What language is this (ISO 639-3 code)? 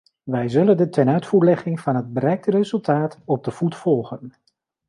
nld